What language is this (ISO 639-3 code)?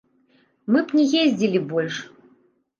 bel